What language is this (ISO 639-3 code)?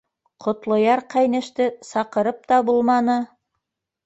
bak